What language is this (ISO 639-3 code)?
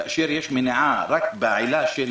heb